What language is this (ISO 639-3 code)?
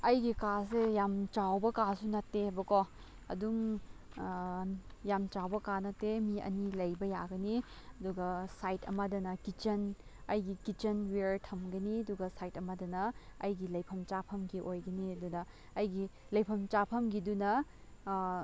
mni